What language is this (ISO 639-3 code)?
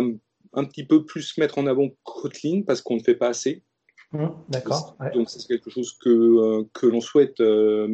fra